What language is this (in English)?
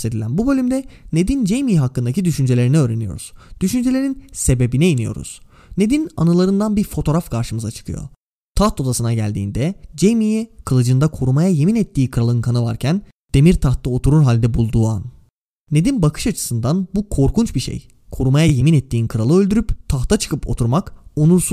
Turkish